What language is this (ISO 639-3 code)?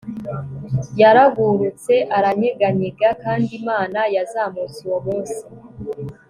kin